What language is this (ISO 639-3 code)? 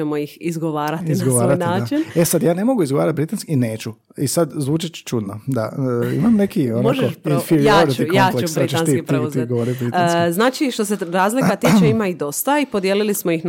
hrv